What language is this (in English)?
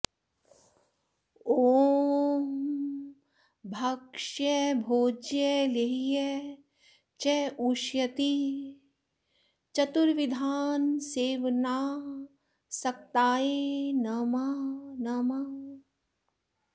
Sanskrit